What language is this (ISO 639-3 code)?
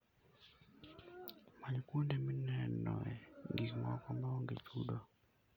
luo